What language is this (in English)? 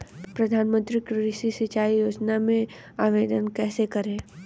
Hindi